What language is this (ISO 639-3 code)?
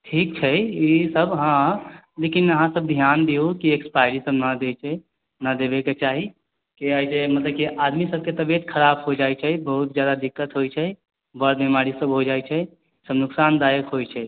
mai